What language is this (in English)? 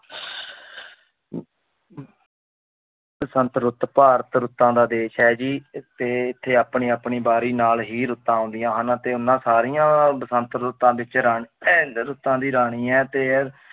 Punjabi